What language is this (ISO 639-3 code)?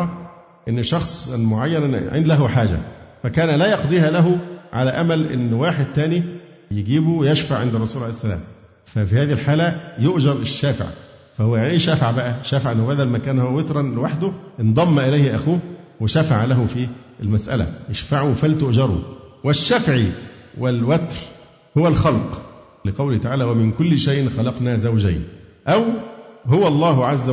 ara